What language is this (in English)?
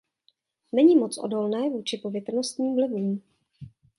Czech